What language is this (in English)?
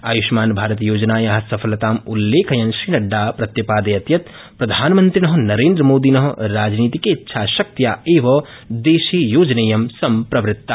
Sanskrit